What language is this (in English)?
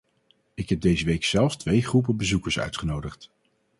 Dutch